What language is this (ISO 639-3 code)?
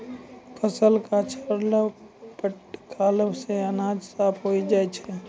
mai